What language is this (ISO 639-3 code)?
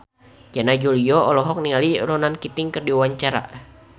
sun